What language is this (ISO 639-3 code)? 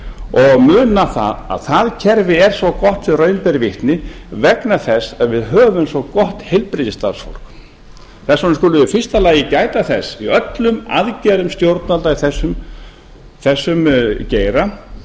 isl